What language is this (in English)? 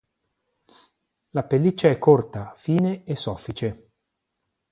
Italian